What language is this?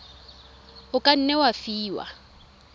Tswana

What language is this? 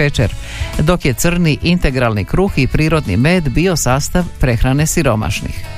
Croatian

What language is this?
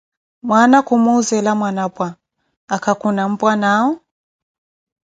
Koti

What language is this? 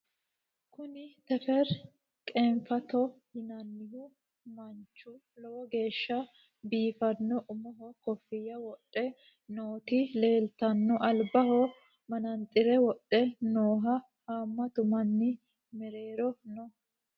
Sidamo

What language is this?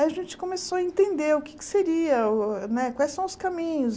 Portuguese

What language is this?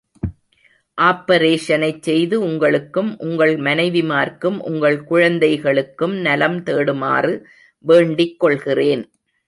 Tamil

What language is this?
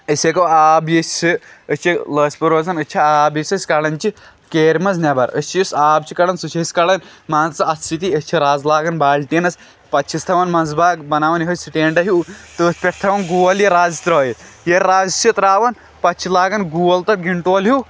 Kashmiri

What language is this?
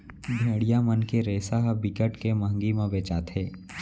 Chhattisgarhi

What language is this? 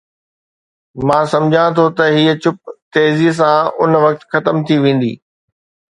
Sindhi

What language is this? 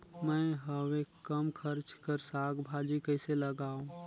Chhattisgarhi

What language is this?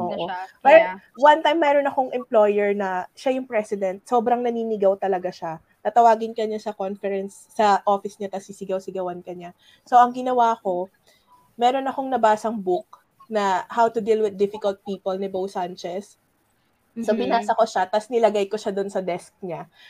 Filipino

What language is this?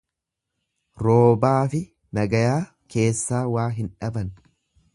Oromo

